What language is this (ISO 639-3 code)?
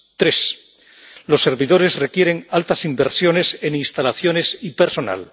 spa